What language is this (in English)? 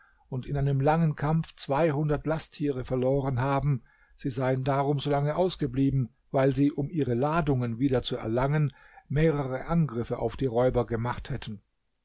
German